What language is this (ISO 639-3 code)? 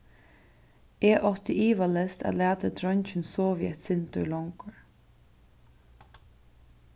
fao